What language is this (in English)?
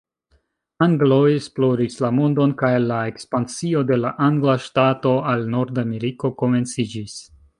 Esperanto